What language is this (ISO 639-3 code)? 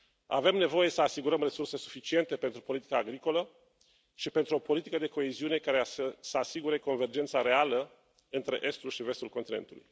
ron